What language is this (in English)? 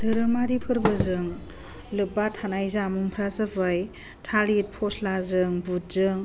Bodo